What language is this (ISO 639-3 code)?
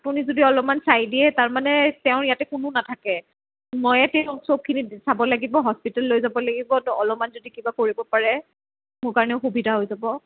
asm